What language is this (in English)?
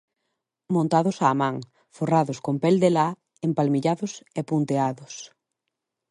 Galician